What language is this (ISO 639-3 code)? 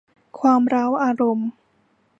tha